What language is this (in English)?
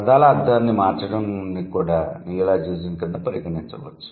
Telugu